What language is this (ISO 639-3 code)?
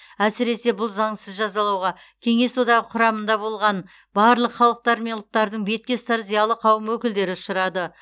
kaz